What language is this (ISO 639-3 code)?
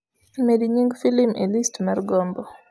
luo